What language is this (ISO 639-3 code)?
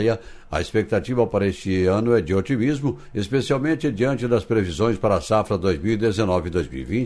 por